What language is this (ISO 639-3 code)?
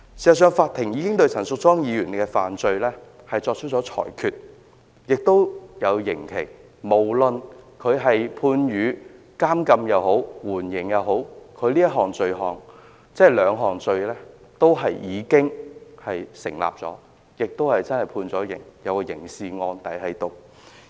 yue